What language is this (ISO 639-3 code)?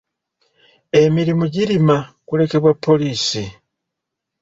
lug